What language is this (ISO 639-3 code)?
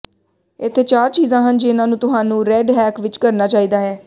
pan